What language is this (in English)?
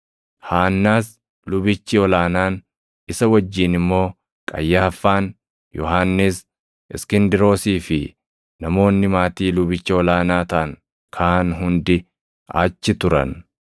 Oromo